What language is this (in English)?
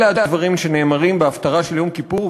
Hebrew